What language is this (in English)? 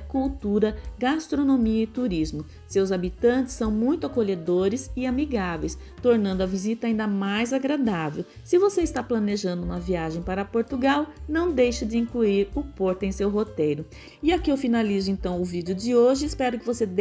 Portuguese